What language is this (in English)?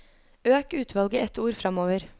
Norwegian